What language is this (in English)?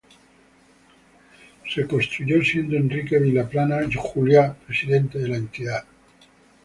Spanish